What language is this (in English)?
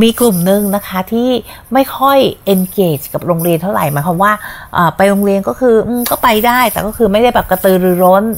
Thai